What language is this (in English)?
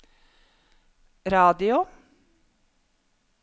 Norwegian